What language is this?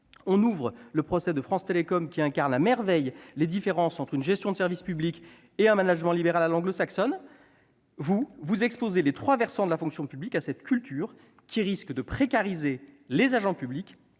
French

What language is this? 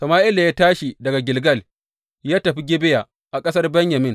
Hausa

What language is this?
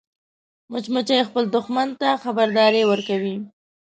Pashto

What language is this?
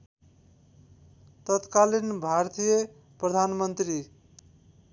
Nepali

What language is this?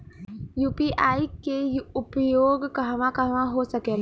Bhojpuri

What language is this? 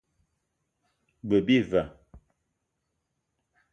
Eton (Cameroon)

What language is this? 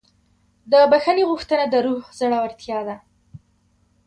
Pashto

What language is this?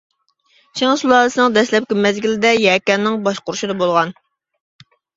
Uyghur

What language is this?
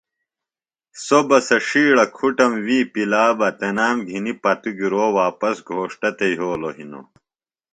Phalura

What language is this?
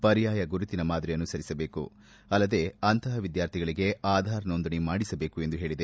Kannada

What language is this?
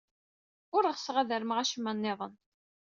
Kabyle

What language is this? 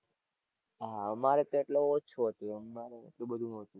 Gujarati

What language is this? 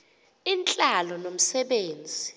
Xhosa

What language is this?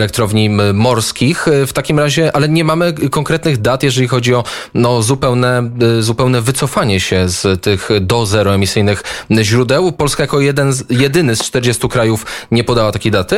Polish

